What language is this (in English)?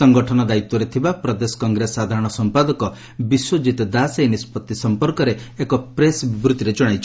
Odia